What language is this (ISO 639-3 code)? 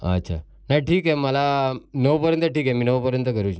mar